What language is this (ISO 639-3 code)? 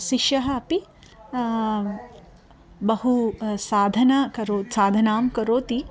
san